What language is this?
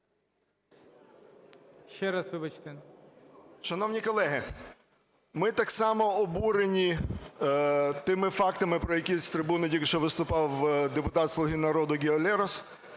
Ukrainian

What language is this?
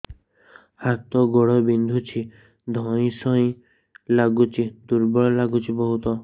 Odia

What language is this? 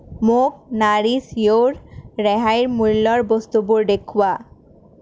Assamese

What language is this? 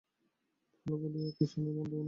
Bangla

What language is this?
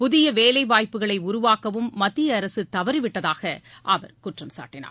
Tamil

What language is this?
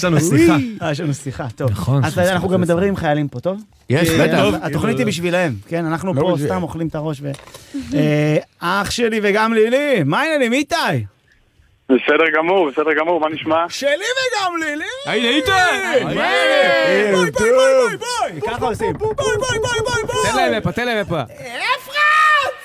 Hebrew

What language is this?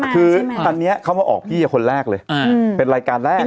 Thai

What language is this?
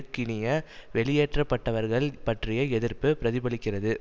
Tamil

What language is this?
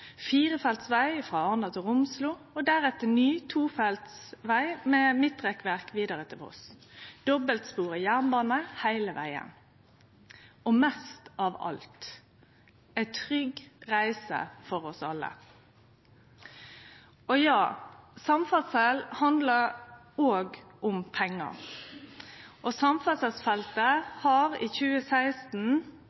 Norwegian Nynorsk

